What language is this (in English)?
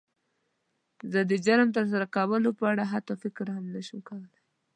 Pashto